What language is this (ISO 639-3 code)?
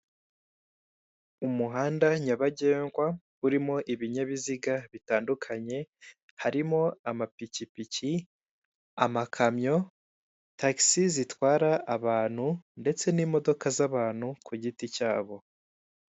kin